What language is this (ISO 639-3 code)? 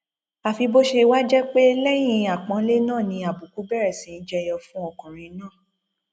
yor